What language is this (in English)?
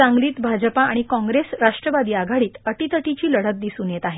Marathi